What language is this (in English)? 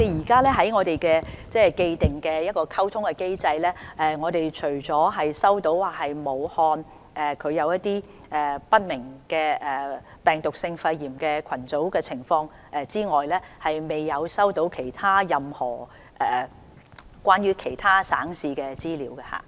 Cantonese